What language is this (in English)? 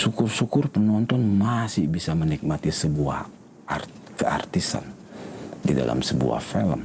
Indonesian